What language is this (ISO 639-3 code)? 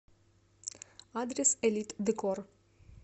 rus